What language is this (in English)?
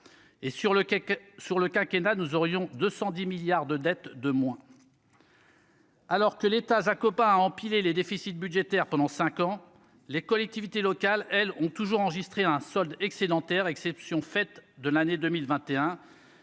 French